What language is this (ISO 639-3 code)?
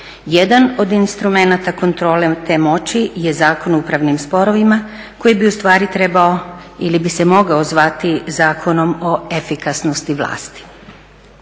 hrv